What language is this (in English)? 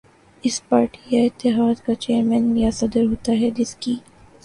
Urdu